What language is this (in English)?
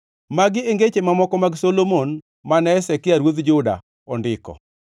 Luo (Kenya and Tanzania)